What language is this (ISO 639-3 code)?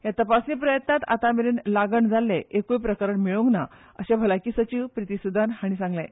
kok